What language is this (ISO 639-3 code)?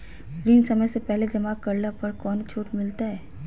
mag